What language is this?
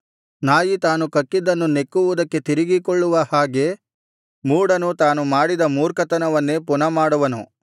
Kannada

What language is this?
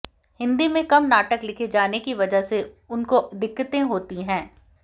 Hindi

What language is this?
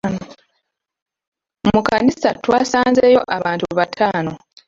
Ganda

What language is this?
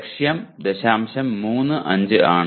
Malayalam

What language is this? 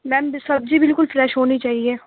Urdu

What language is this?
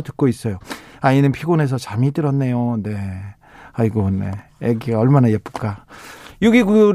Korean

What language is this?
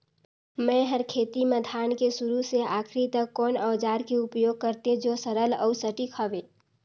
Chhattisgarhi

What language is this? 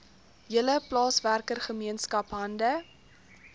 Afrikaans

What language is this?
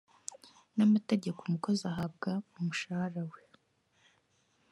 Kinyarwanda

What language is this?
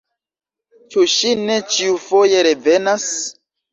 Esperanto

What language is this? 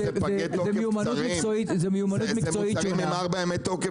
Hebrew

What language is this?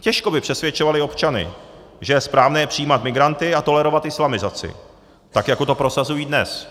Czech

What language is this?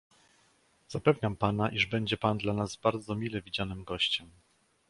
Polish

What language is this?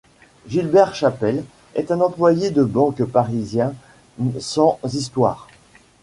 French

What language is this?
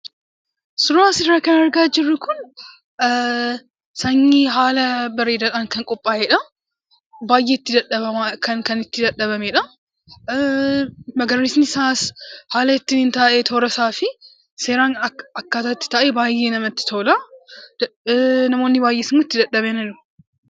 Oromo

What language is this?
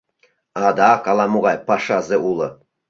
Mari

